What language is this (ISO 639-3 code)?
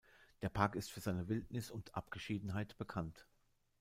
deu